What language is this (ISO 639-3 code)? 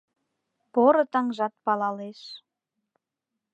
chm